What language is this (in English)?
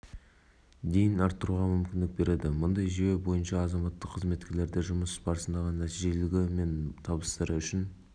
Kazakh